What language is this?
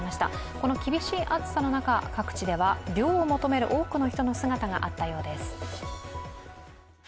Japanese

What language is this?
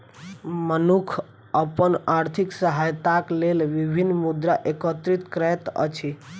Maithili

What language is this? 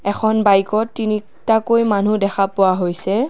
Assamese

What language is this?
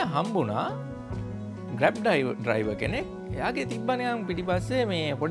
Indonesian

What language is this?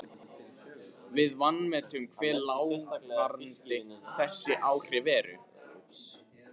Icelandic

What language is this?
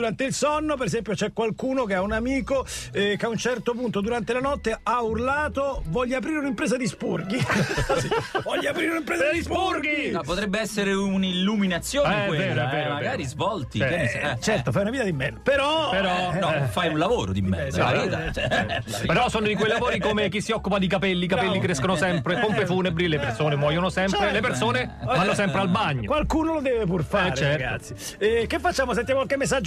Italian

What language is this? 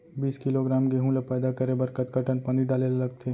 Chhattisgarhi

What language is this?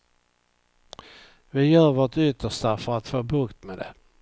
Swedish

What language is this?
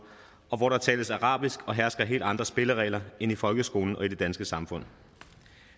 Danish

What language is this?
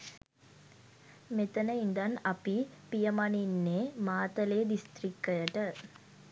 Sinhala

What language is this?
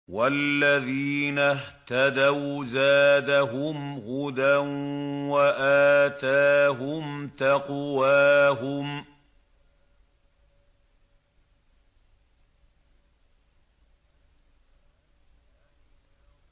Arabic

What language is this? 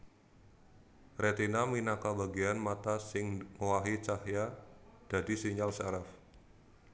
Javanese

